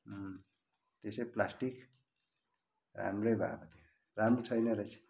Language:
Nepali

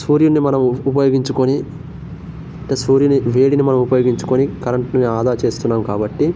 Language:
Telugu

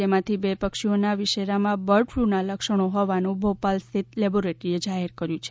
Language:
Gujarati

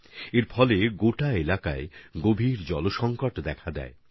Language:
Bangla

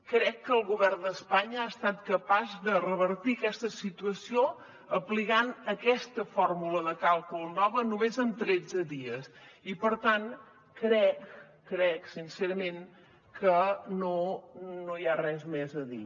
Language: Catalan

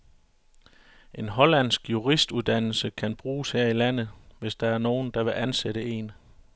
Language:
Danish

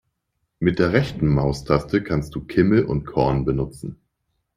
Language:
German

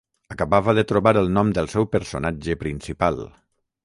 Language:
Catalan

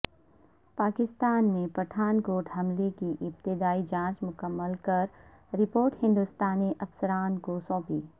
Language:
Urdu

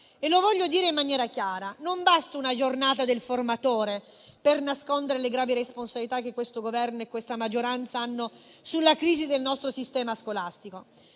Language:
Italian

